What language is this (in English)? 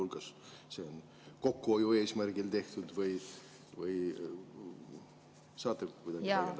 Estonian